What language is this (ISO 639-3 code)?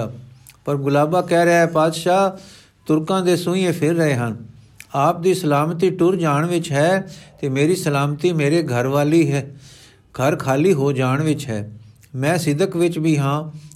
pan